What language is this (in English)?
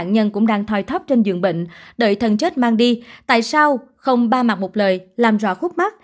Vietnamese